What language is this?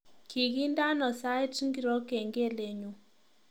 Kalenjin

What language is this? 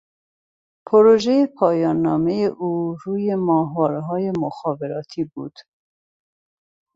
Persian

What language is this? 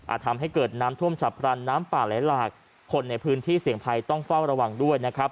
Thai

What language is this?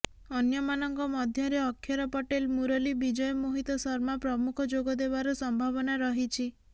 Odia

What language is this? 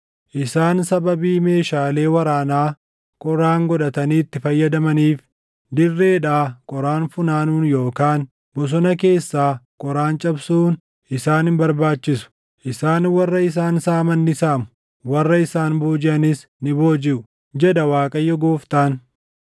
Oromo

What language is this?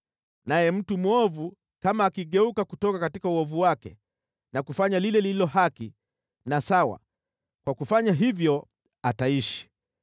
Swahili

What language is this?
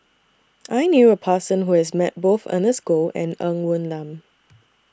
English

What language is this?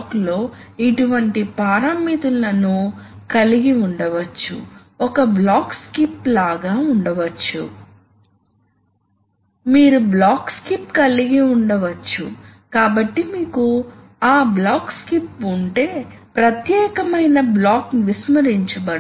Telugu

